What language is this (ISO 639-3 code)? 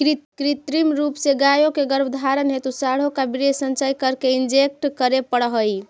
mag